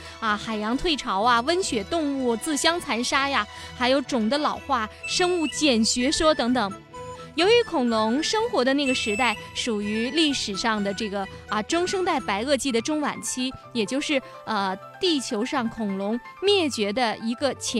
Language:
Chinese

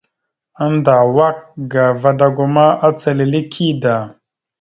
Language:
Mada (Cameroon)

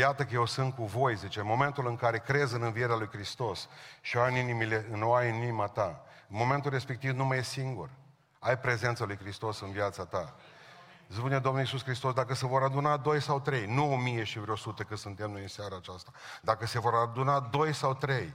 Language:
Romanian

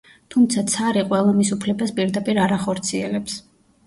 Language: Georgian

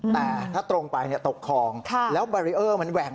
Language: Thai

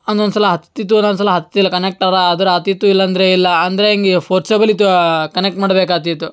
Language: Kannada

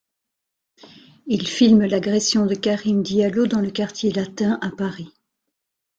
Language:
French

